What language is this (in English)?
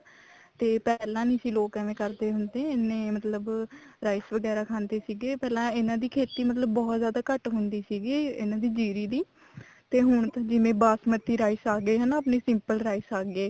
Punjabi